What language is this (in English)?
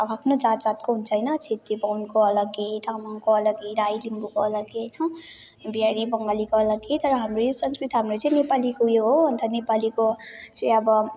Nepali